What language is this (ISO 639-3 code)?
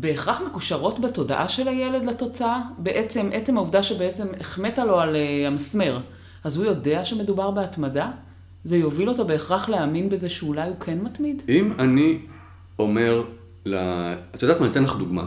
heb